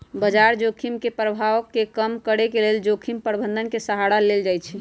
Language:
Magahi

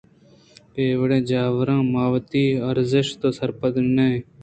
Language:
Eastern Balochi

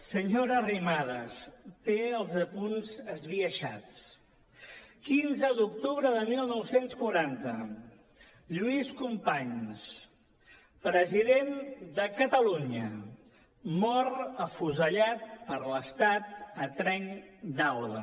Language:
Catalan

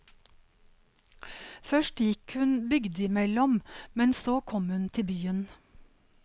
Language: Norwegian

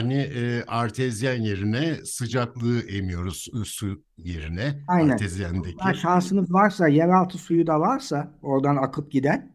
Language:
Turkish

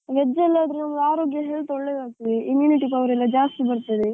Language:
Kannada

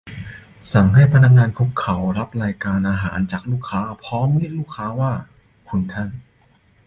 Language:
Thai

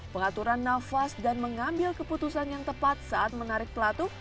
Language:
Indonesian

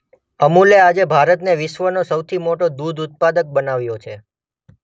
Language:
Gujarati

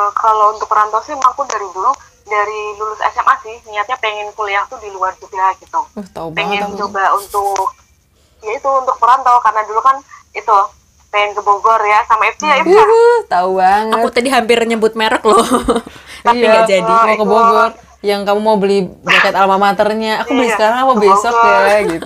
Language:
Indonesian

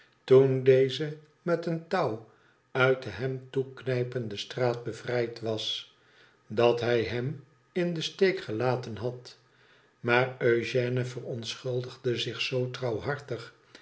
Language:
Dutch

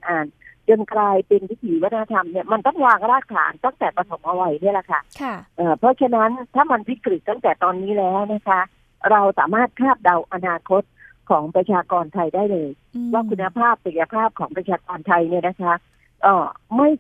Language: Thai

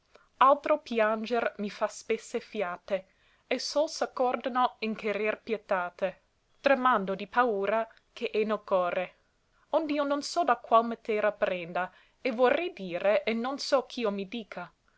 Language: Italian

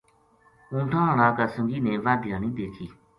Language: Gujari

